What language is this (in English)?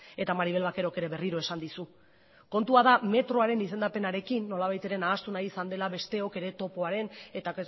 Basque